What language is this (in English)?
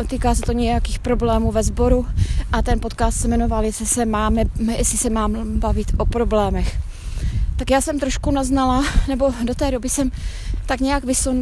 Czech